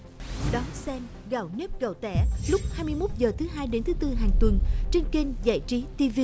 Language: Vietnamese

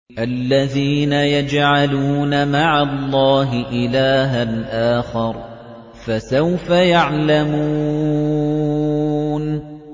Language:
Arabic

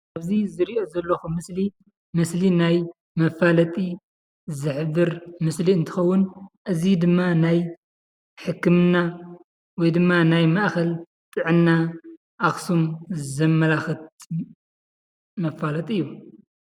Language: Tigrinya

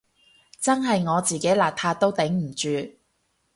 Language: Cantonese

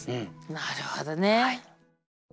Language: Japanese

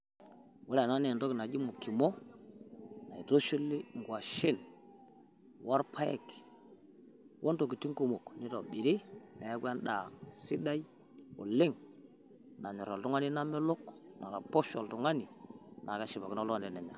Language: Masai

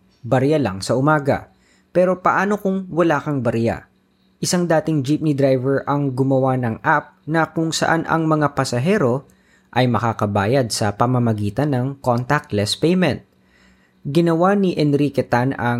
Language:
Filipino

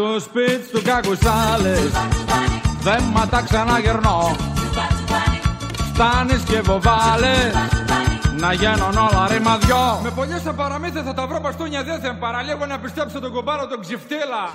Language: Greek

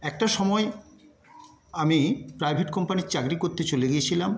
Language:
Bangla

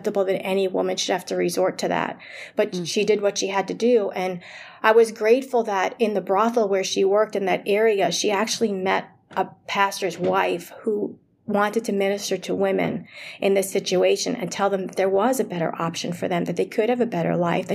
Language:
English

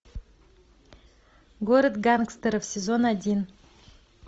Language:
Russian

